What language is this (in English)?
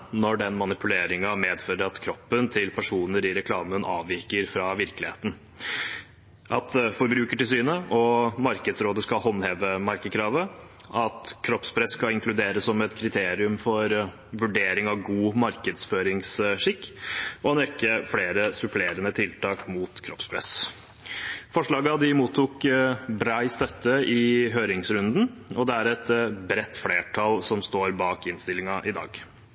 Norwegian Bokmål